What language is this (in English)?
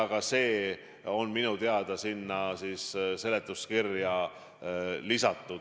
Estonian